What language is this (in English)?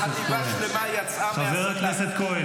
Hebrew